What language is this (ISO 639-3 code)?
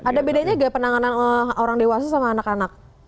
ind